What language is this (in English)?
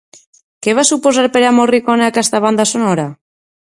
Catalan